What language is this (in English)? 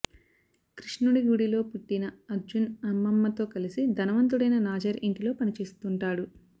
Telugu